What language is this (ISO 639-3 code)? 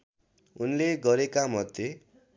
nep